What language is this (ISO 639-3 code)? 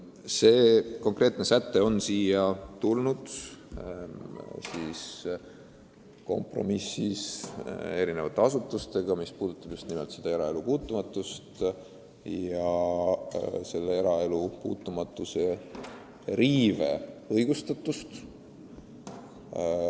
est